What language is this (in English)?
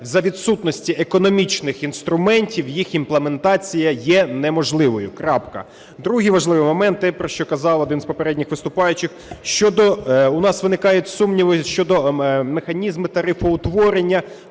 Ukrainian